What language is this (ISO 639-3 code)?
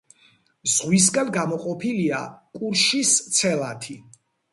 kat